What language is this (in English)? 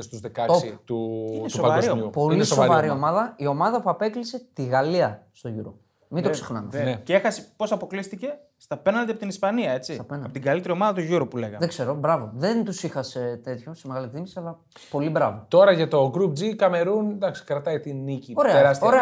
Greek